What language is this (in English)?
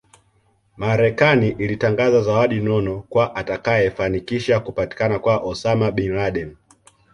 Swahili